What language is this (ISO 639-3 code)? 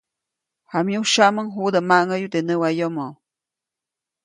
zoc